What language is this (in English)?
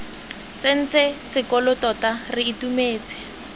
Tswana